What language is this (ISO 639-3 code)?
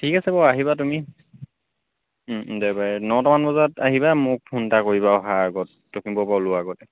asm